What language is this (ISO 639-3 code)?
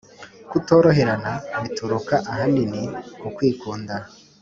kin